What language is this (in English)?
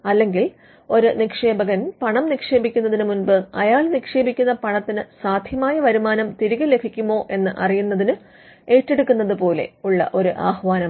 Malayalam